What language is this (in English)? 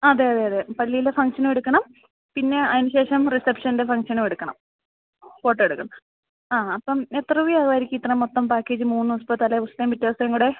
Malayalam